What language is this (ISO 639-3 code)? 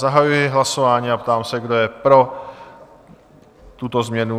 ces